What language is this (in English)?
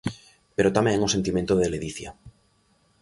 Galician